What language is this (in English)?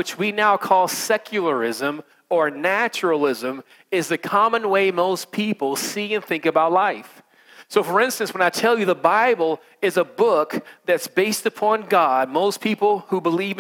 English